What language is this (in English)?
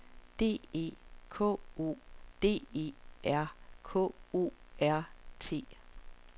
Danish